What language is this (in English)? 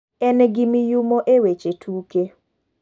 Luo (Kenya and Tanzania)